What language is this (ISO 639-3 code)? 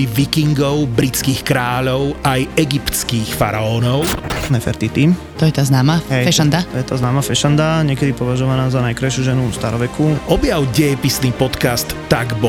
slk